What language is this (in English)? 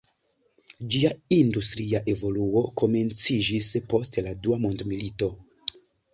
Esperanto